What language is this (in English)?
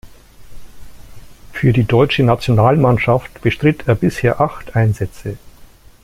German